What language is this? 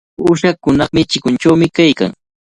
Cajatambo North Lima Quechua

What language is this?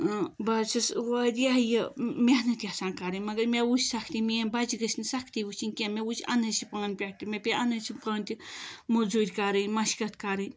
Kashmiri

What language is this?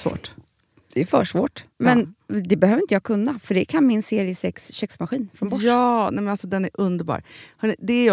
Swedish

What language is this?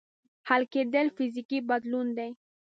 Pashto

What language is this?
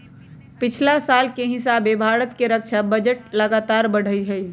Magahi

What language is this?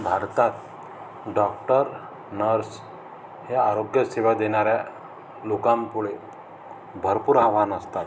Marathi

